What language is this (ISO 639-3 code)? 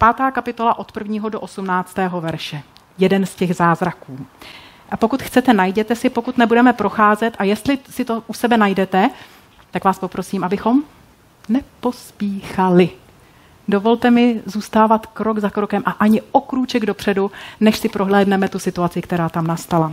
ces